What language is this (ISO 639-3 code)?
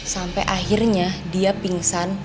ind